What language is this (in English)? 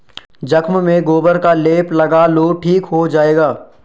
Hindi